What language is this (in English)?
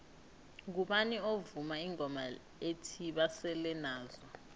South Ndebele